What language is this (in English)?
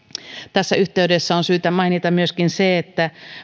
Finnish